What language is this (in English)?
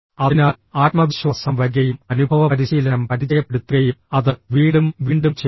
Malayalam